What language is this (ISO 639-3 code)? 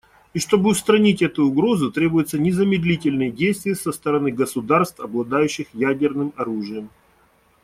rus